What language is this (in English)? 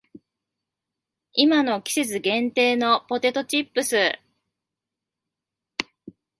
Japanese